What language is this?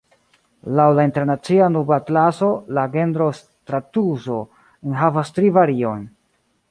Esperanto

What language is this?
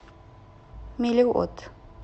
Russian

